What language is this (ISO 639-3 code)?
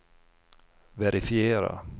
swe